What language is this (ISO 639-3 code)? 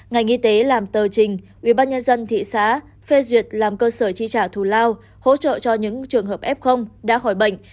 vie